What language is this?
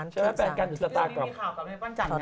Thai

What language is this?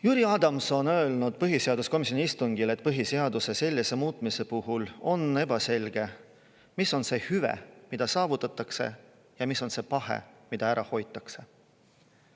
Estonian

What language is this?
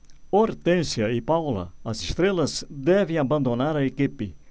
Portuguese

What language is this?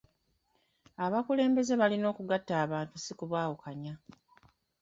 Ganda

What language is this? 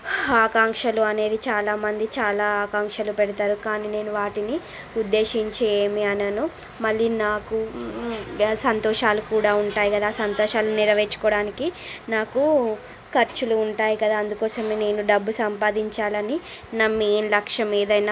Telugu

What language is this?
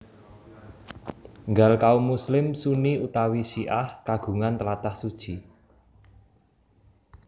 Javanese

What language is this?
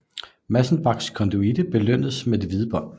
Danish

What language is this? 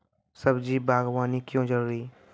Maithili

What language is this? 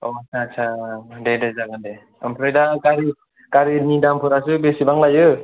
Bodo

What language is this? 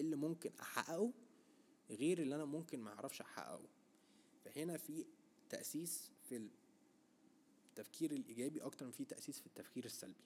Arabic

